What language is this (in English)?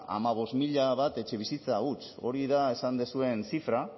Basque